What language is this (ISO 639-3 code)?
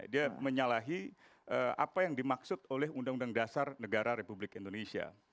ind